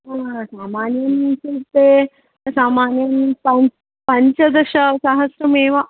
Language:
Sanskrit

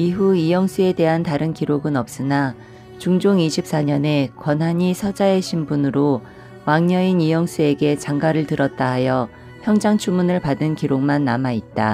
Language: Korean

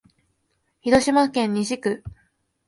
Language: Japanese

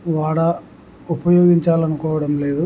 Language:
Telugu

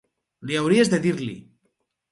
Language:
Catalan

